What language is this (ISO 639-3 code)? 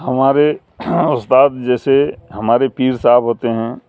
urd